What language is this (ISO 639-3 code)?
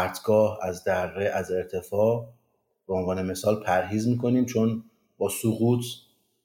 fas